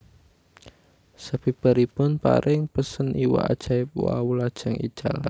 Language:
Javanese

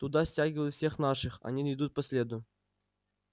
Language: Russian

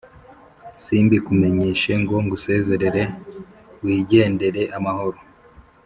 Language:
Kinyarwanda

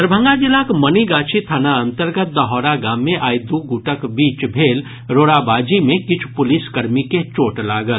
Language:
Maithili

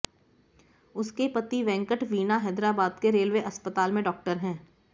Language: Hindi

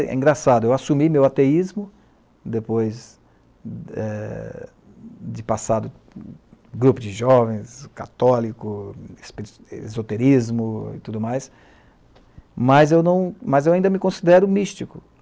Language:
Portuguese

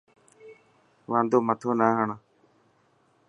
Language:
Dhatki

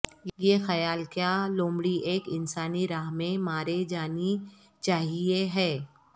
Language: Urdu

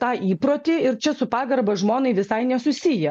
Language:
Lithuanian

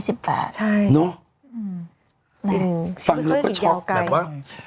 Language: Thai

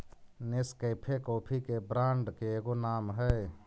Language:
Magahi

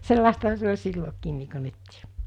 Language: Finnish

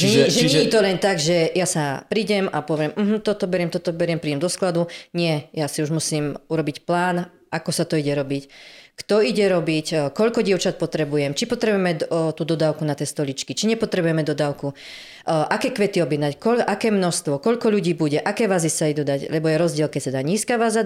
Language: Slovak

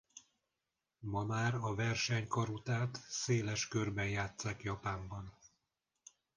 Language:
Hungarian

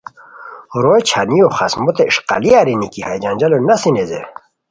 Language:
Khowar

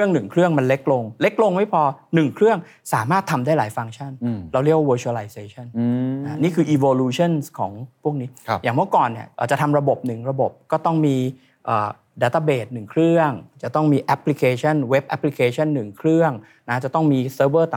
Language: Thai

